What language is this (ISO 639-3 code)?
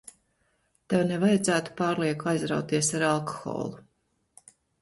lav